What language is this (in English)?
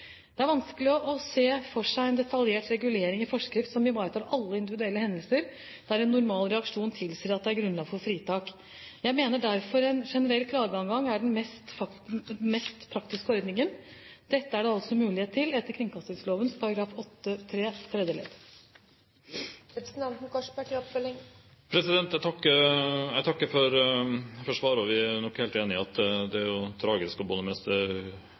Norwegian Bokmål